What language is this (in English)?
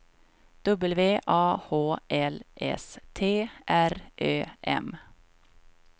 Swedish